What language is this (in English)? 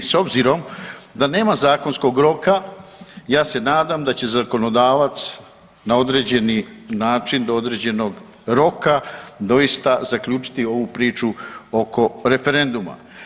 Croatian